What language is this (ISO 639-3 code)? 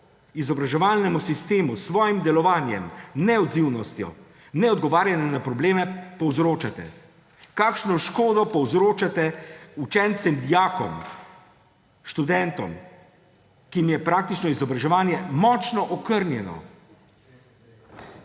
slv